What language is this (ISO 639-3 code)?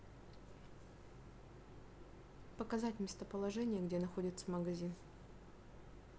rus